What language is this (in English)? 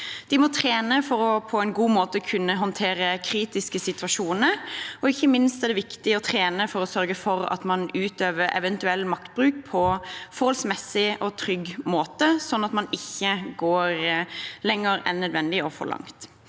Norwegian